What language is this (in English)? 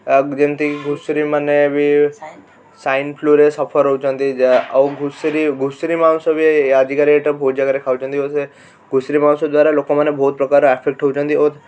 Odia